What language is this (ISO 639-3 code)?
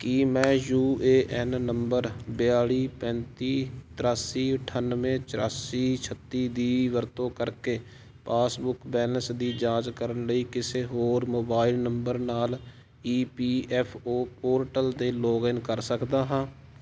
pan